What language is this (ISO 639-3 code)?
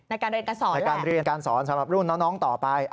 tha